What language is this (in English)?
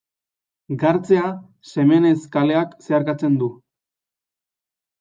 Basque